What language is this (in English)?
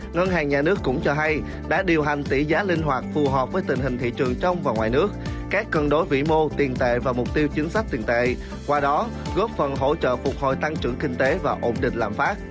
Vietnamese